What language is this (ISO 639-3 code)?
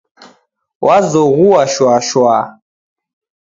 dav